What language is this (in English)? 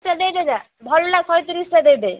Odia